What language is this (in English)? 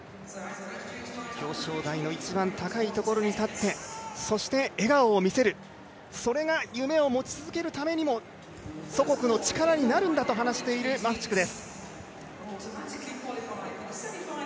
Japanese